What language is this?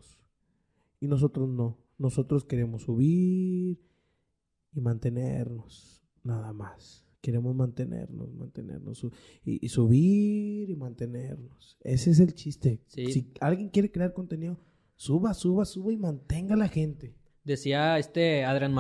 Spanish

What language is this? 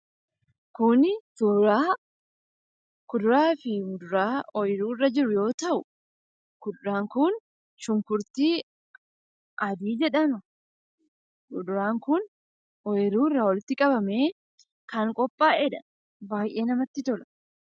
Oromo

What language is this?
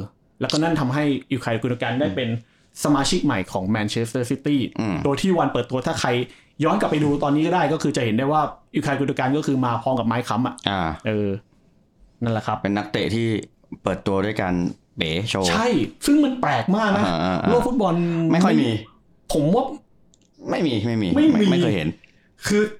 Thai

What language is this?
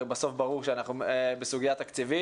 Hebrew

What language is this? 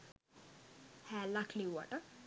Sinhala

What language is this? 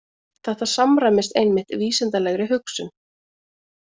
Icelandic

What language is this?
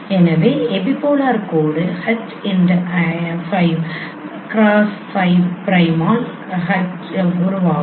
Tamil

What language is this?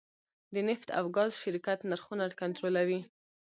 Pashto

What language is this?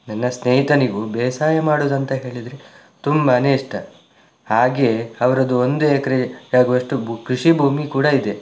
Kannada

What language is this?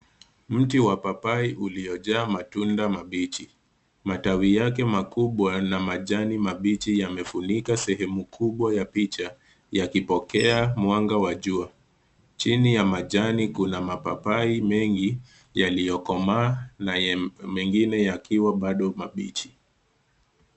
Swahili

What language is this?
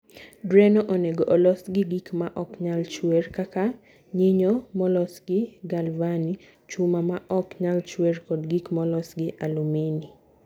Luo (Kenya and Tanzania)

